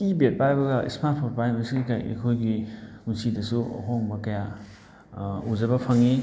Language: Manipuri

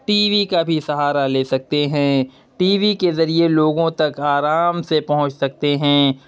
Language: Urdu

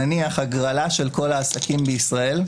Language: Hebrew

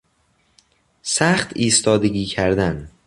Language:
Persian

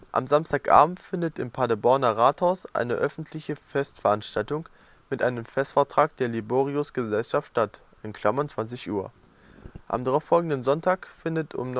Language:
German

